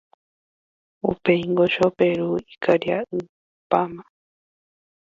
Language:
Guarani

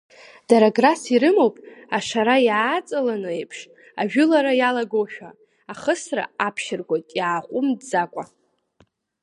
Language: Abkhazian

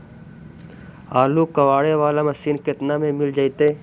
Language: Magahi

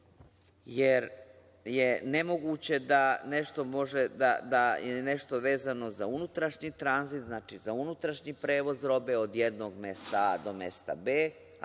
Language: Serbian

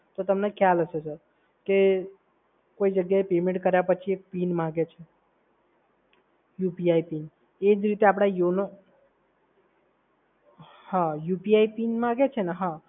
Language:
Gujarati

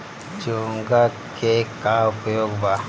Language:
Bhojpuri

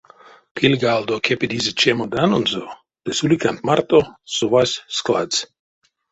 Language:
Erzya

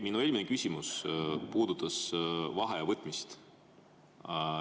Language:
Estonian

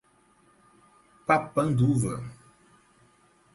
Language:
Portuguese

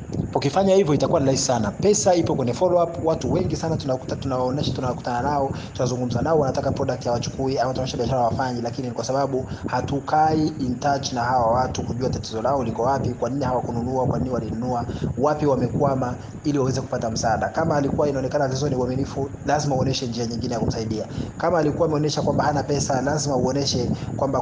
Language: Swahili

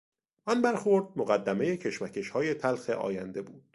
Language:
Persian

